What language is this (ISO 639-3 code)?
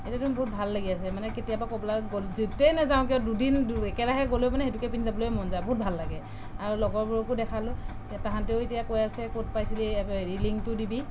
asm